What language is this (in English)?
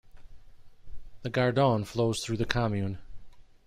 English